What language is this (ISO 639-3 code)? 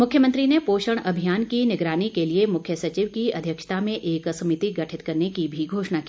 hin